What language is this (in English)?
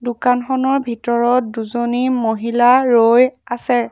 Assamese